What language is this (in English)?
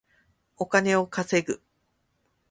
Japanese